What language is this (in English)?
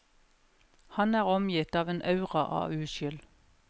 Norwegian